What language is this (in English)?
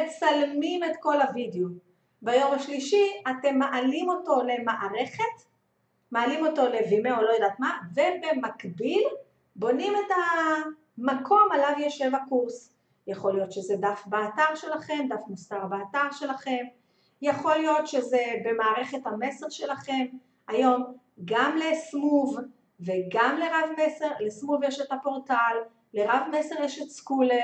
Hebrew